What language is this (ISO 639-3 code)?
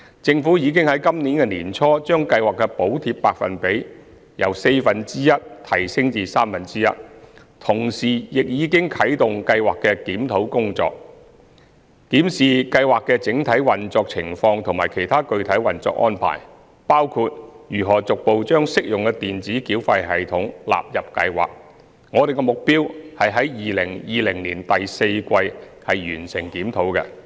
yue